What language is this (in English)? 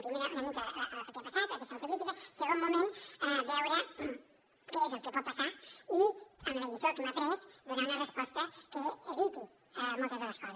Catalan